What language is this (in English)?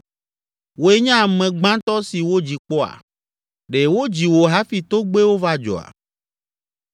Ewe